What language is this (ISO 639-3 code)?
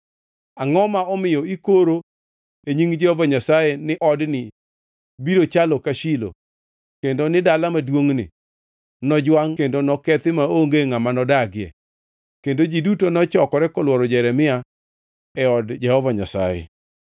luo